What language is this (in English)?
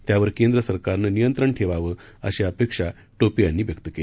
Marathi